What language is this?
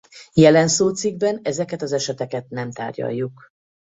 Hungarian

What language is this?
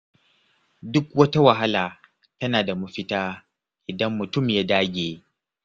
Hausa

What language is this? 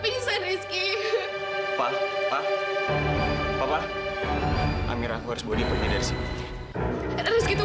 Indonesian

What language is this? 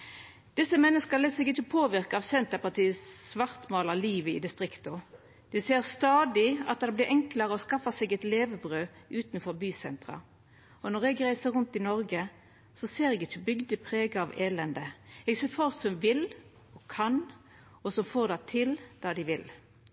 Norwegian Nynorsk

